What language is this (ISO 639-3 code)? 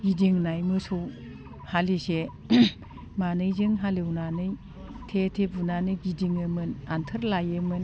brx